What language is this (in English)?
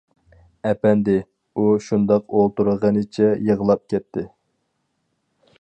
Uyghur